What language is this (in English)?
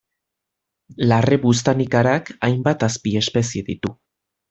Basque